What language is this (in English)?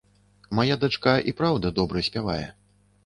Belarusian